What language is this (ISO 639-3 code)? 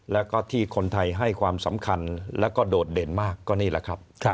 tha